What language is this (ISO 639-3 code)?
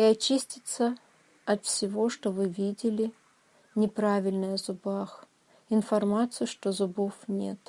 rus